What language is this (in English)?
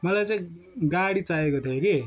Nepali